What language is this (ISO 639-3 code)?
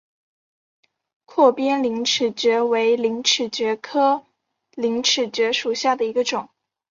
zho